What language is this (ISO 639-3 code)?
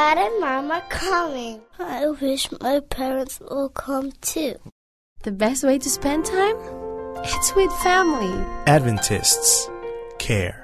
fil